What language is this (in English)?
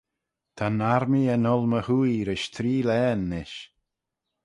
Manx